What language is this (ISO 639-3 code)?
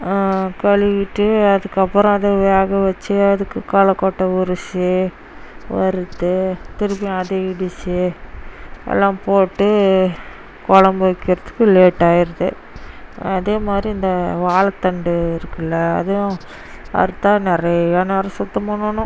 tam